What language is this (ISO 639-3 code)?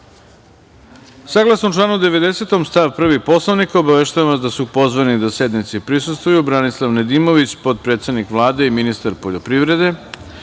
srp